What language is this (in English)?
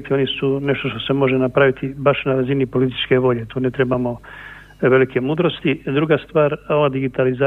Croatian